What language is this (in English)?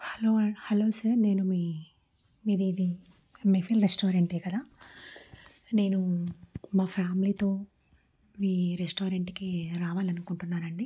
Telugu